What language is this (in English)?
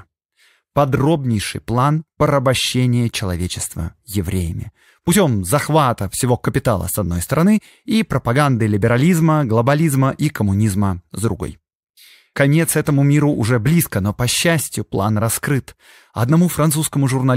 Russian